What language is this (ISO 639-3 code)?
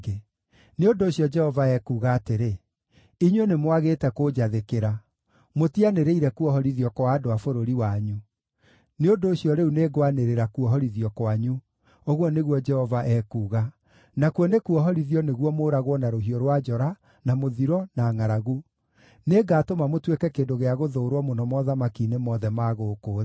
kik